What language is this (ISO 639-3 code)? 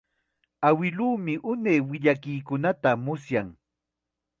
qxa